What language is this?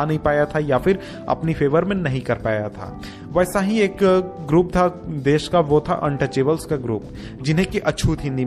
Hindi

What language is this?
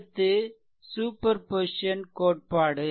Tamil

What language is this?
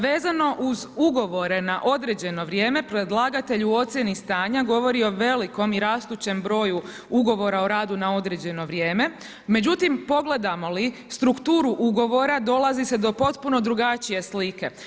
Croatian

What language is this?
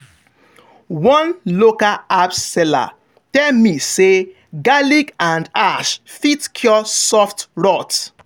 Nigerian Pidgin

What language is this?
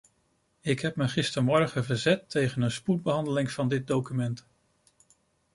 Dutch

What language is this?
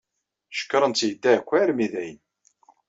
Kabyle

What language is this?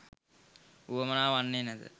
Sinhala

